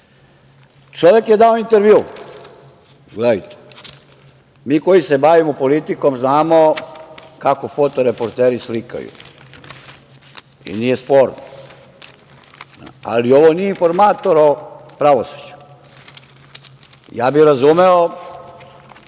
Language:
Serbian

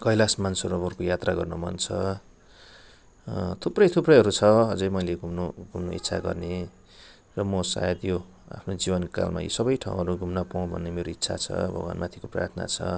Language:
Nepali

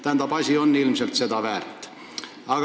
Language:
Estonian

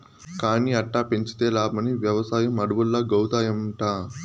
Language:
Telugu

